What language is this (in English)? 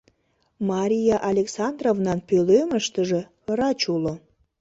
Mari